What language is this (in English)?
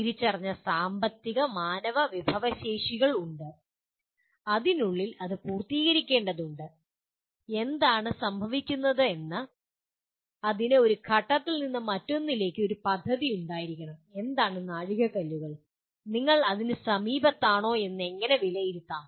Malayalam